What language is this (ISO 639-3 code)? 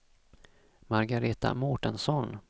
swe